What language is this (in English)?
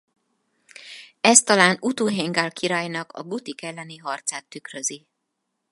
Hungarian